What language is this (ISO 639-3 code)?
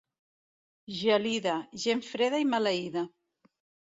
cat